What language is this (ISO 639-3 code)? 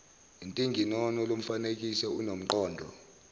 zul